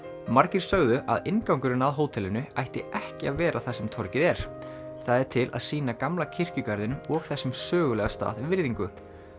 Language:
Icelandic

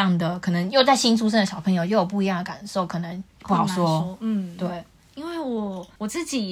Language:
Chinese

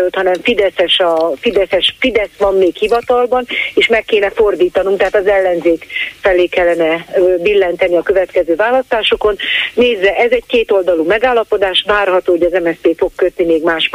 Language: Hungarian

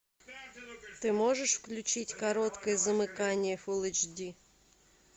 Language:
Russian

